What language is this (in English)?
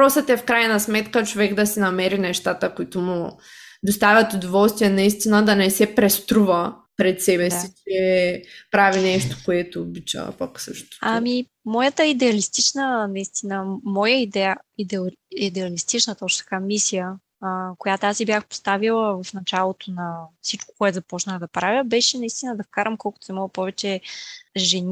Bulgarian